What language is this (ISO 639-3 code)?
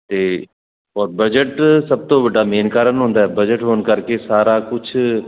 pan